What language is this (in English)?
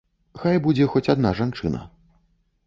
Belarusian